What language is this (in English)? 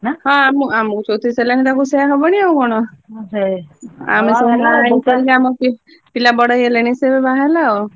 Odia